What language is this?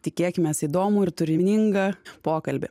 Lithuanian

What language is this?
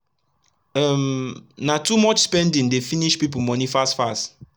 Nigerian Pidgin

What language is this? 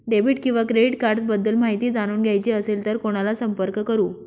Marathi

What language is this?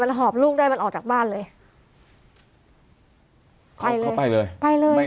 Thai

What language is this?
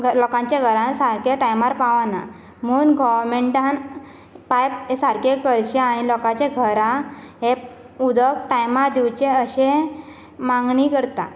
Konkani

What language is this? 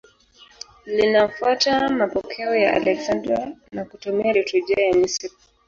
Swahili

